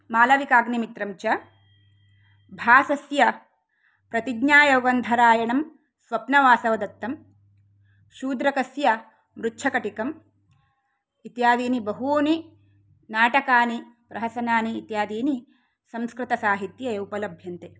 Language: Sanskrit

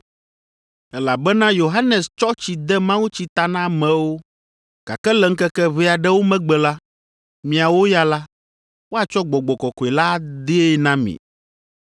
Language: Ewe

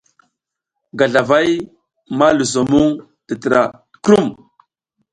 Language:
South Giziga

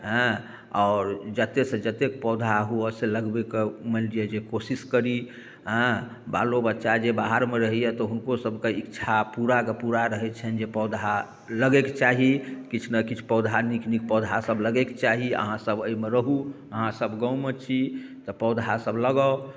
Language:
Maithili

